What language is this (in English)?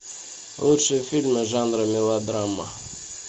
Russian